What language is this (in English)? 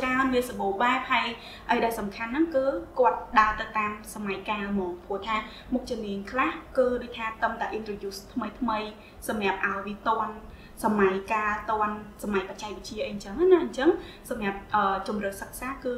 Vietnamese